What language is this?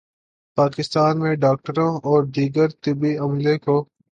Urdu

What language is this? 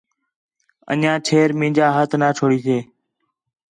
Khetrani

